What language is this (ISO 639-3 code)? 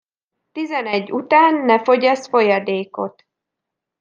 hun